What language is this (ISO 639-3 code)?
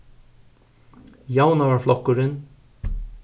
fao